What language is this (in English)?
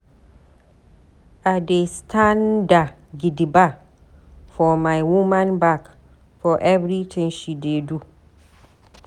Nigerian Pidgin